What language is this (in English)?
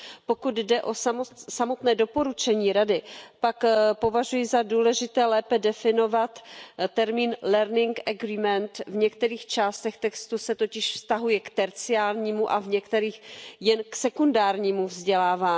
Czech